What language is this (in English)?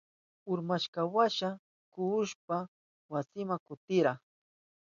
Southern Pastaza Quechua